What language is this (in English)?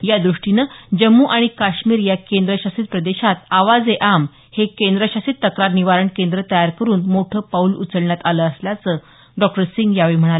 Marathi